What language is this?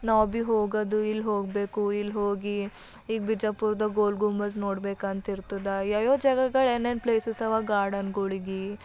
Kannada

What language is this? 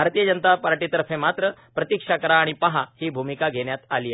Marathi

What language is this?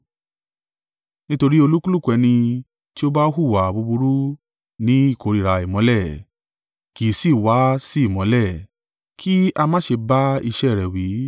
Yoruba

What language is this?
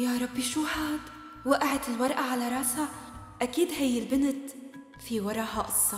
Arabic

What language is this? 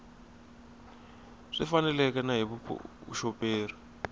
Tsonga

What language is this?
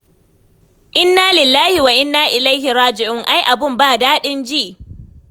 Hausa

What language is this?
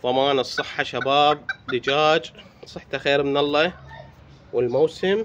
Arabic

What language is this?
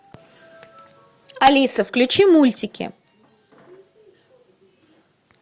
Russian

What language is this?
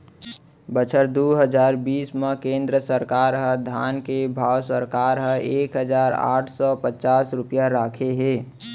Chhattisgarhi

